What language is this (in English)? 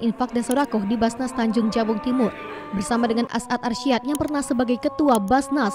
Indonesian